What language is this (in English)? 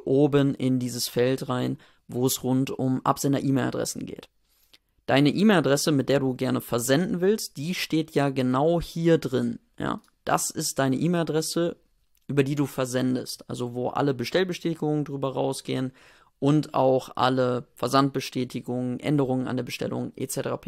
German